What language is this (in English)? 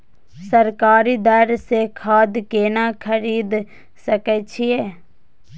Maithili